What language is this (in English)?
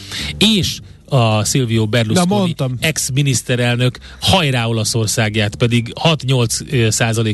Hungarian